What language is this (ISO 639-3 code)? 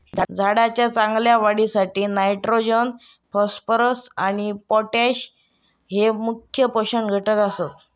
mar